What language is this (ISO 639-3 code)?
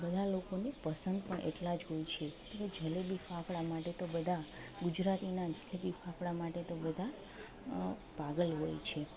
guj